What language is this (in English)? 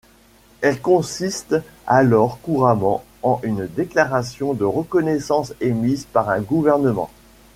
French